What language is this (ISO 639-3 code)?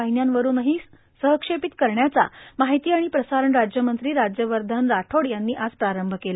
mar